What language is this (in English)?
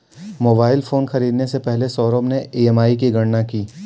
Hindi